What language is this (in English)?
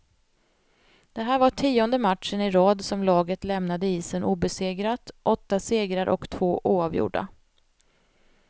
Swedish